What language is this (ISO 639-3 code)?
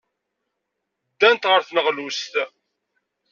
kab